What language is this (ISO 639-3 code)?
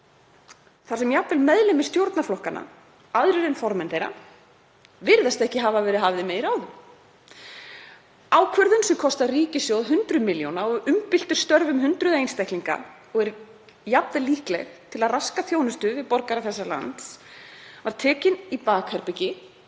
isl